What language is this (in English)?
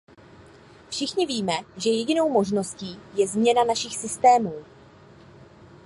Czech